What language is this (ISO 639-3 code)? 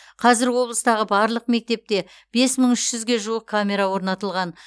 kaz